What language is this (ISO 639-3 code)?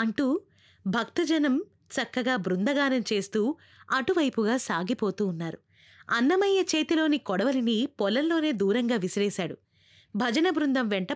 tel